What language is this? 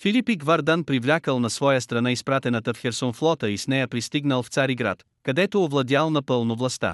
Bulgarian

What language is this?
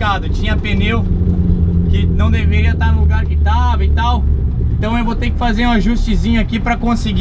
Portuguese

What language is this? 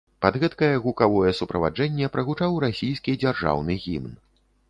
Belarusian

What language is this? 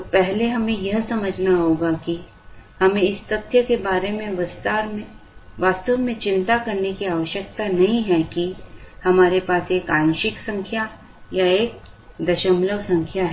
Hindi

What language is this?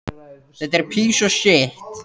Icelandic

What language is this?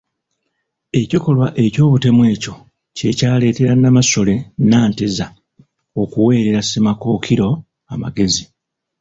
Ganda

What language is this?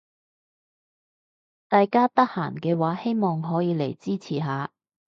Cantonese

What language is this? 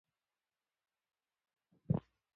Pashto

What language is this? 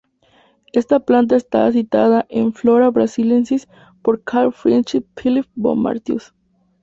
Spanish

